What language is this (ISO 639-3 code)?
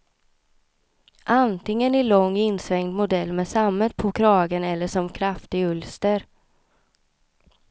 swe